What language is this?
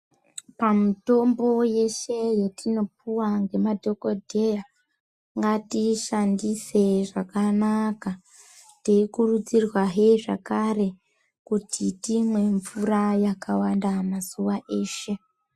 Ndau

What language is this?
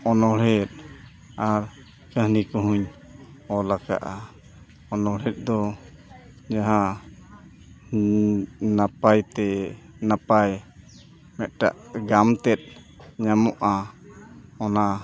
Santali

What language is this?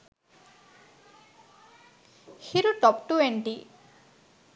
Sinhala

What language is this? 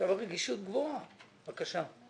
Hebrew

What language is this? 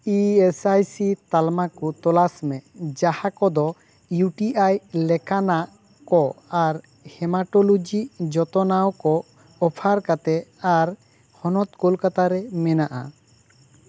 Santali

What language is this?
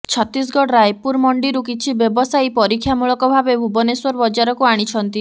Odia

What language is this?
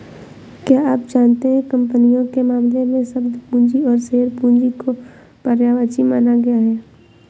Hindi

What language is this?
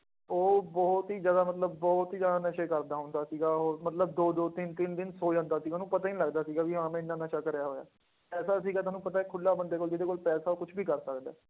Punjabi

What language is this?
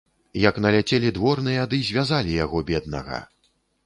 Belarusian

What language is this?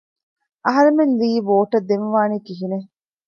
Divehi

